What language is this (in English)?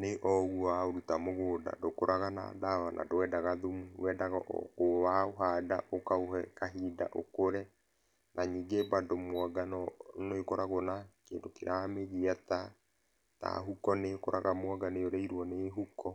Kikuyu